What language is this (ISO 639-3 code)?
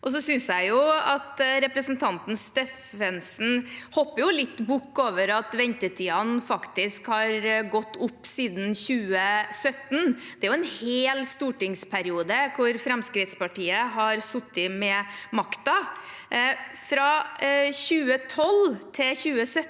nor